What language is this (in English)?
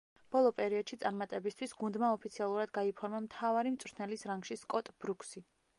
Georgian